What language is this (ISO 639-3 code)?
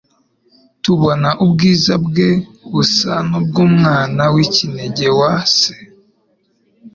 kin